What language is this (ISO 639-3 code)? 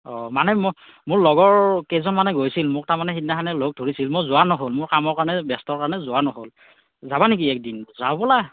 asm